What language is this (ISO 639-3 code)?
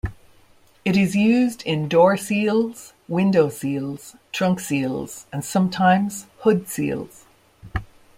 eng